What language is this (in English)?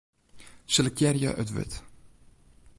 Western Frisian